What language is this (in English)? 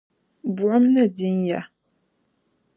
Dagbani